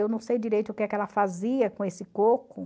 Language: Portuguese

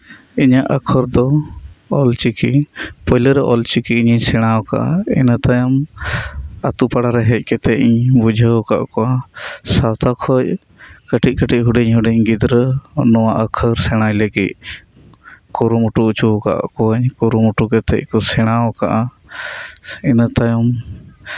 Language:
Santali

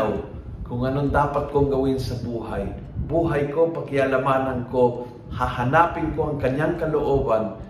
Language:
Filipino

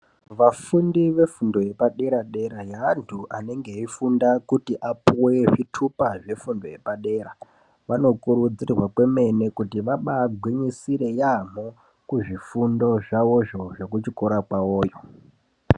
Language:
Ndau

